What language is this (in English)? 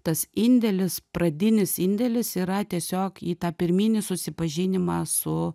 Lithuanian